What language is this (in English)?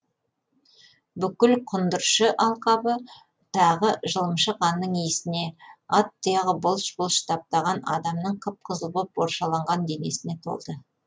Kazakh